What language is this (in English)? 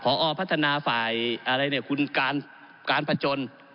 Thai